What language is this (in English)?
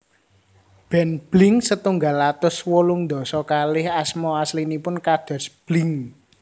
Javanese